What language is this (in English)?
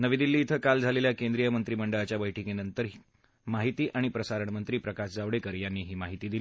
Marathi